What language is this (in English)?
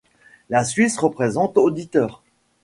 French